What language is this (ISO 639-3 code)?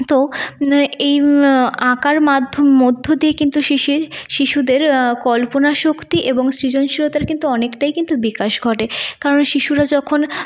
ben